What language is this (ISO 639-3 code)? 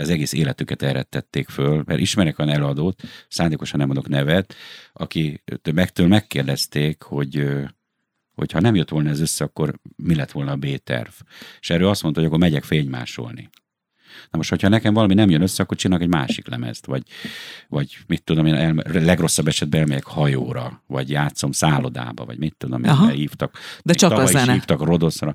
hun